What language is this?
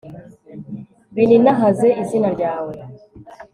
Kinyarwanda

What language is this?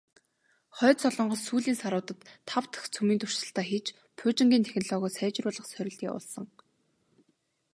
Mongolian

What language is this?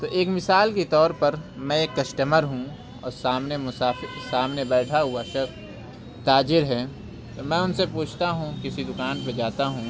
Urdu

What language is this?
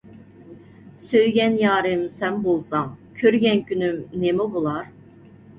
Uyghur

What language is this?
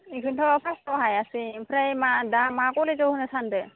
Bodo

